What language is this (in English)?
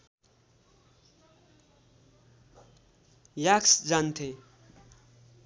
Nepali